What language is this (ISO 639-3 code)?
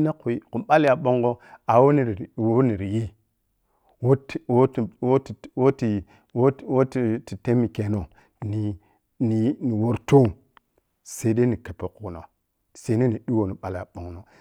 piy